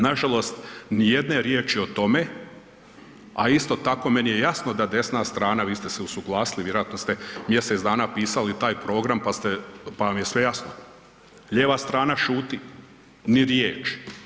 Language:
Croatian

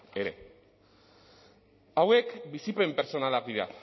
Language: Basque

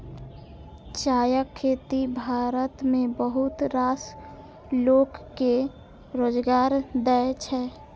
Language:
Maithili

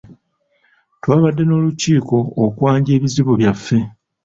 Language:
Ganda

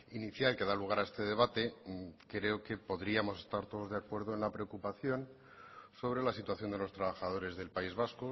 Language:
Spanish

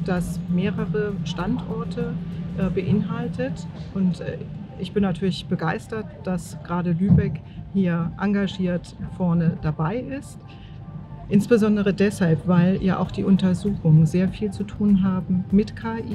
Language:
German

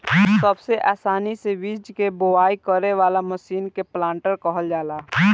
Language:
Bhojpuri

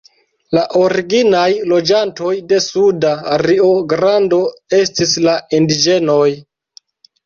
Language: Esperanto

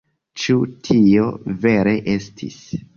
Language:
Esperanto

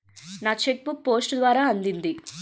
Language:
Telugu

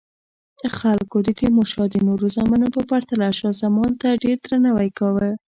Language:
Pashto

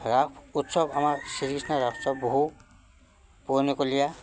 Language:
Assamese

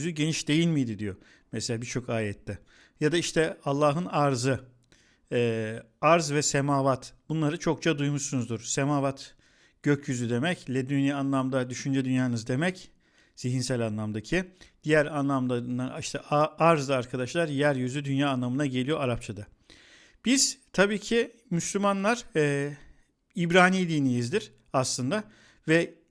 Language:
Turkish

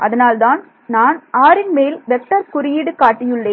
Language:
Tamil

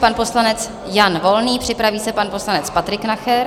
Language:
Czech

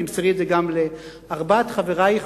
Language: Hebrew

